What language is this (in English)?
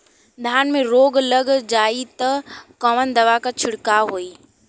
Bhojpuri